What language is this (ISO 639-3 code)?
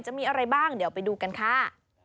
tha